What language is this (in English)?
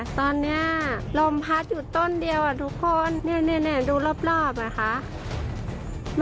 Thai